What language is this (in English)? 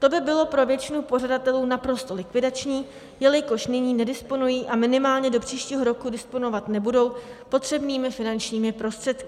Czech